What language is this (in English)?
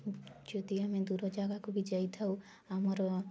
Odia